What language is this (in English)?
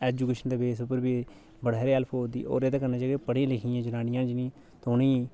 Dogri